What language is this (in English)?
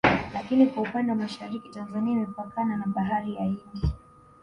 Swahili